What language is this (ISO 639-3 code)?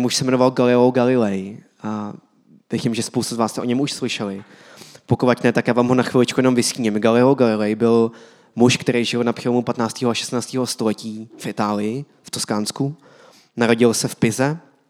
ces